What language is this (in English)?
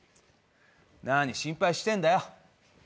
Japanese